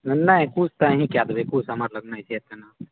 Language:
Maithili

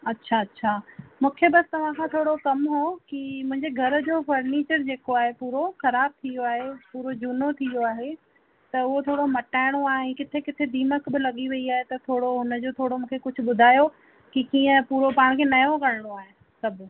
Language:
Sindhi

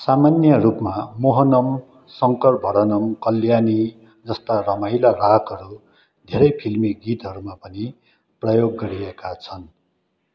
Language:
Nepali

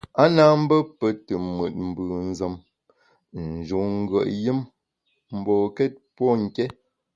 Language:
Bamun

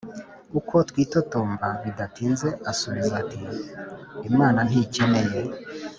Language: Kinyarwanda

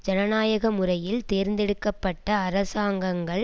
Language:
Tamil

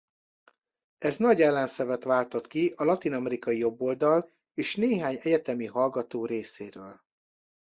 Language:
Hungarian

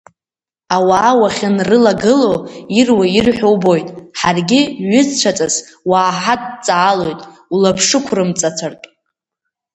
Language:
Abkhazian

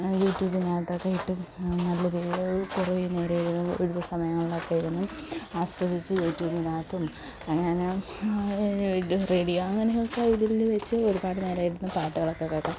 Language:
Malayalam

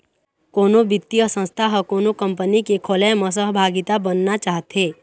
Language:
Chhattisgarhi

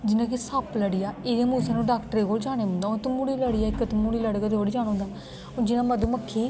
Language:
Dogri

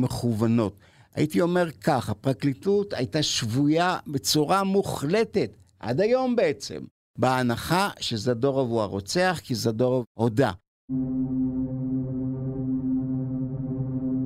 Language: Hebrew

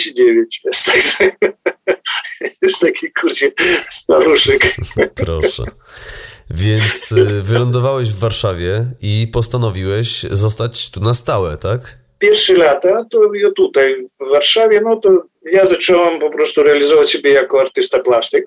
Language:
Polish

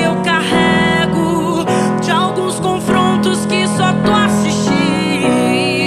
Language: Portuguese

